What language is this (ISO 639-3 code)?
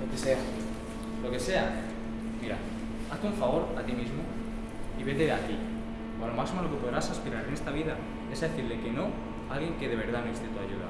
spa